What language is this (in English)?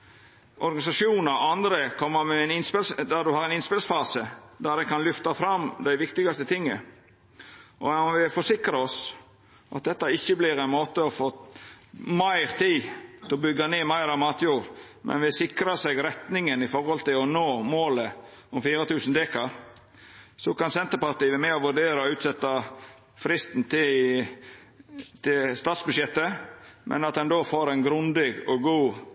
Norwegian Nynorsk